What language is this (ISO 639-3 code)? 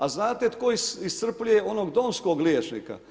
hrv